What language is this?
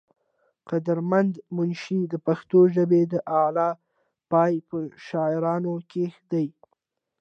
Pashto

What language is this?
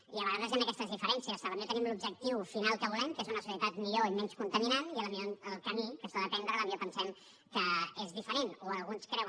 Catalan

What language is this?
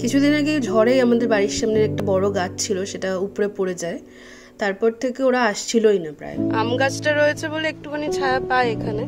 Arabic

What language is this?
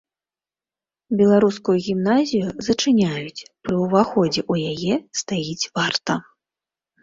Belarusian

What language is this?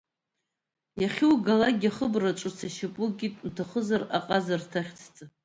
Abkhazian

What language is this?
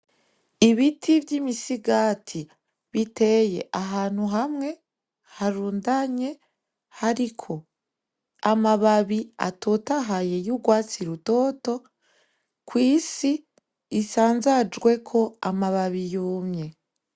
Rundi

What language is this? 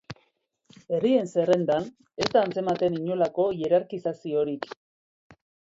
Basque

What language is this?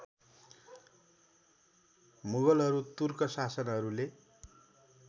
Nepali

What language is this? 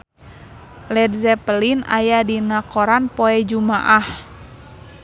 Sundanese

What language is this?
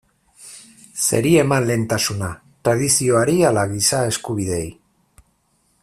Basque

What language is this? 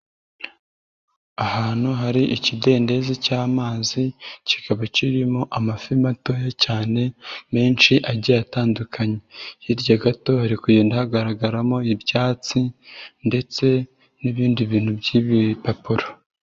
Kinyarwanda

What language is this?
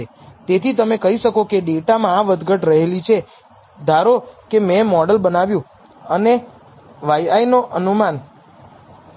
Gujarati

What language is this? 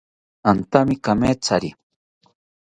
South Ucayali Ashéninka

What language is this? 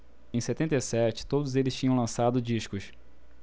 Portuguese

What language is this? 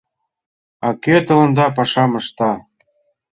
Mari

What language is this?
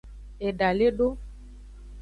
Aja (Benin)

